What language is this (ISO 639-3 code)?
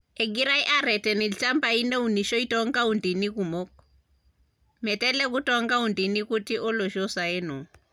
mas